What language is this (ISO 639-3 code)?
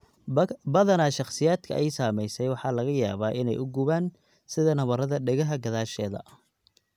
som